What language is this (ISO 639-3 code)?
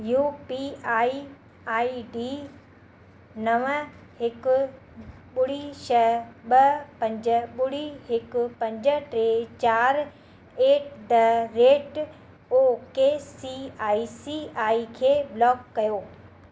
snd